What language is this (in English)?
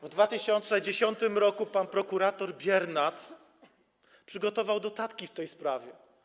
Polish